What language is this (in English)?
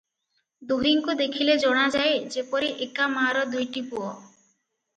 Odia